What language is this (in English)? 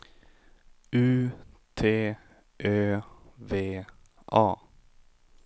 Swedish